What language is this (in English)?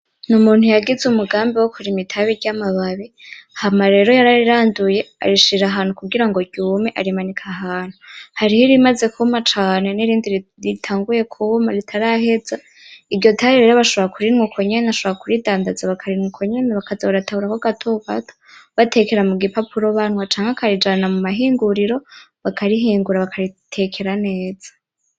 Rundi